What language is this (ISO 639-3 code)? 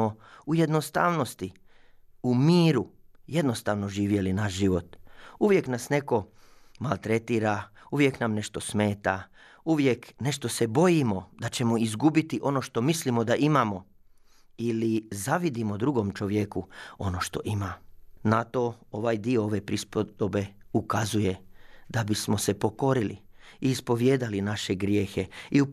hrv